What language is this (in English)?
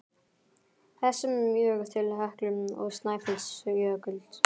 Icelandic